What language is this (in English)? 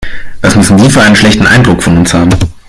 German